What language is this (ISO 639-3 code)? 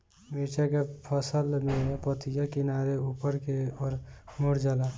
bho